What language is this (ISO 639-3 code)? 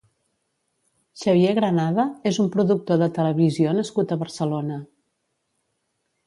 cat